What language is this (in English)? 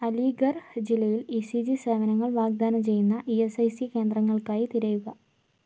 Malayalam